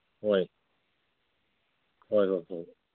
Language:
Manipuri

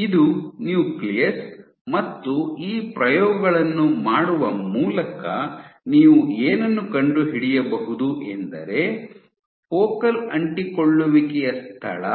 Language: Kannada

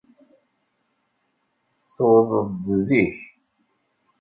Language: Kabyle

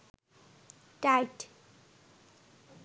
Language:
Bangla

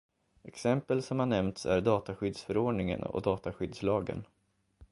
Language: Swedish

